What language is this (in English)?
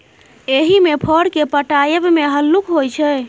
Maithili